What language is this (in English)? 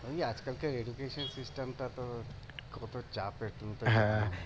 Bangla